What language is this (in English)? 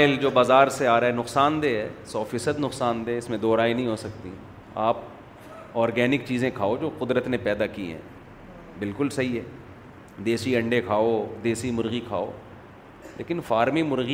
Urdu